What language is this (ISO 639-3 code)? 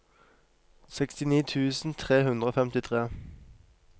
nor